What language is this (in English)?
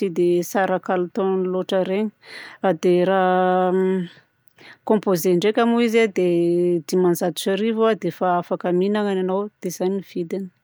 Southern Betsimisaraka Malagasy